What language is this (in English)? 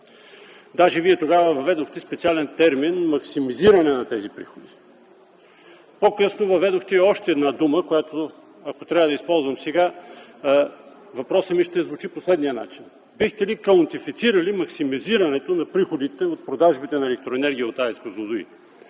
Bulgarian